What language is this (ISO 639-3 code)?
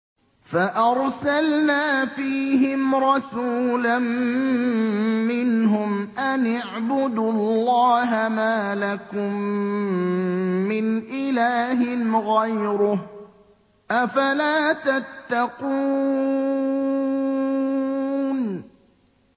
ara